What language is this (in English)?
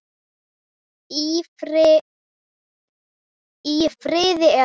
Icelandic